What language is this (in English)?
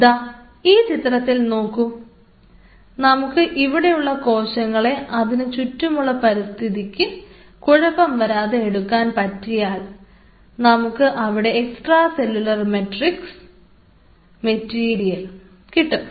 Malayalam